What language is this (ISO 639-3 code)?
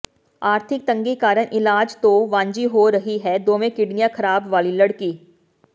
pan